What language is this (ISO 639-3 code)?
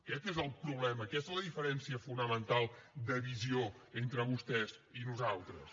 cat